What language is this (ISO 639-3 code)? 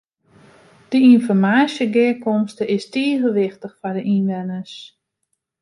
fry